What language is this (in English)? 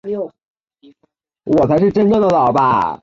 Chinese